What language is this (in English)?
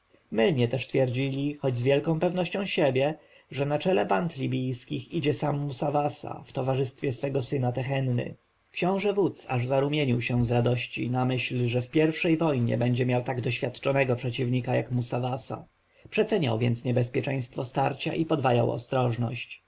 Polish